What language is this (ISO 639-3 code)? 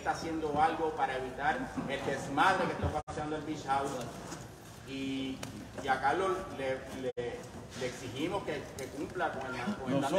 spa